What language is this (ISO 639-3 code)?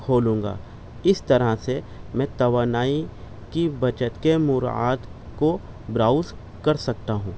urd